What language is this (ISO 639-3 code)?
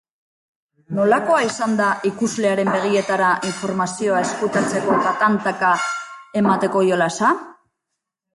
eus